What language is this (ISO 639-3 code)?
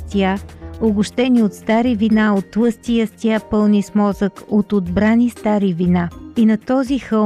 bul